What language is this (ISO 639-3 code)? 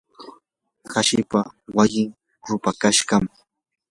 qur